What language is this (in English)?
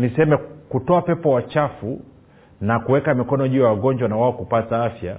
Swahili